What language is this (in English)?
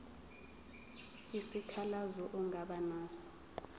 Zulu